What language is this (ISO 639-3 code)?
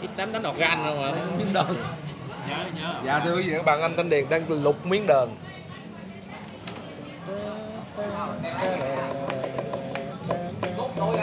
vie